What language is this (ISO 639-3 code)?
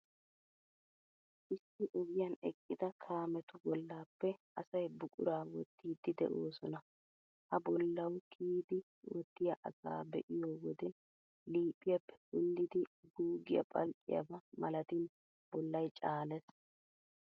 wal